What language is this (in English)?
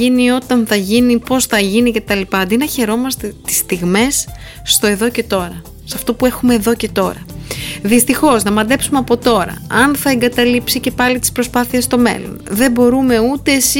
Greek